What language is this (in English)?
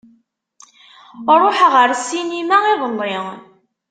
Kabyle